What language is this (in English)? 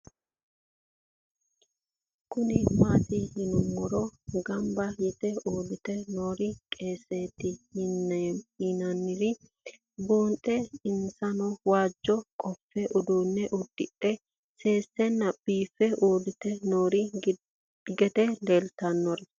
Sidamo